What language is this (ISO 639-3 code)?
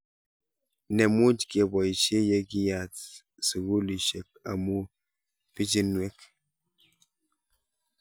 kln